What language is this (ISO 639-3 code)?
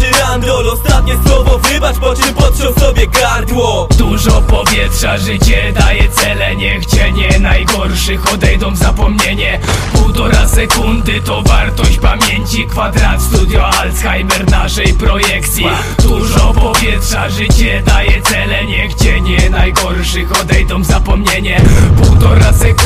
pol